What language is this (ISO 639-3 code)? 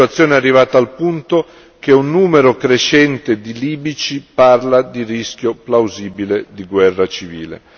ita